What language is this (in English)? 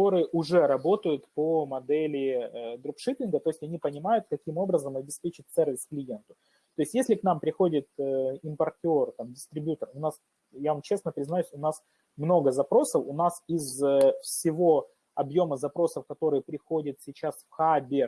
Russian